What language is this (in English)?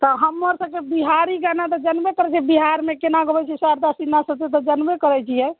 Maithili